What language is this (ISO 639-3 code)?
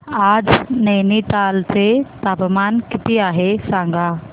mar